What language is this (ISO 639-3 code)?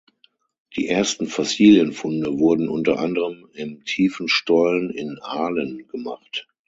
deu